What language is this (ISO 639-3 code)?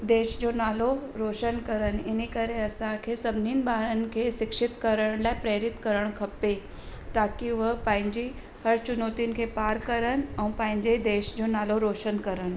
snd